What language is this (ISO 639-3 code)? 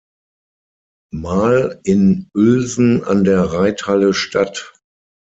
deu